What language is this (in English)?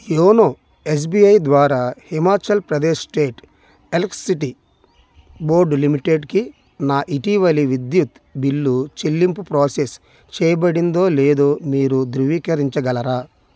Telugu